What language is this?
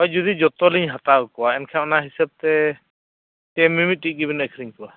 Santali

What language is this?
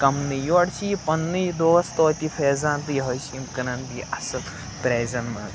Kashmiri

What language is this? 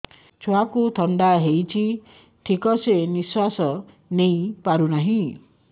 Odia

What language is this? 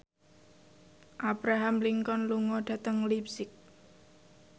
Javanese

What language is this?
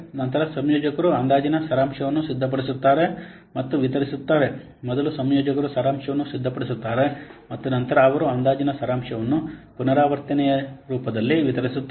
Kannada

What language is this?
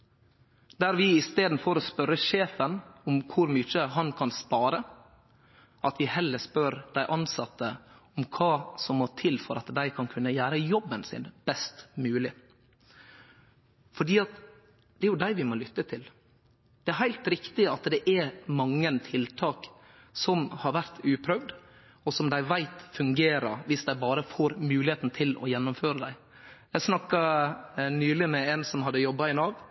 Norwegian Nynorsk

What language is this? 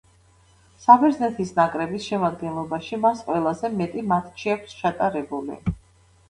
Georgian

